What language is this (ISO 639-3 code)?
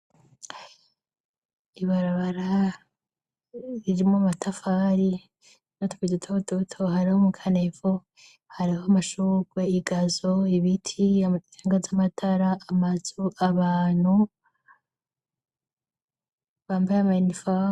run